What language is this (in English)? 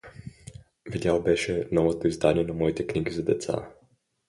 Bulgarian